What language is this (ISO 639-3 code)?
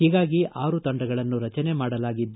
kan